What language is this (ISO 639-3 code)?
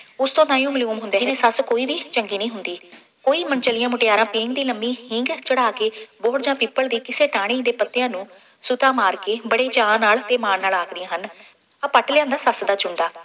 pan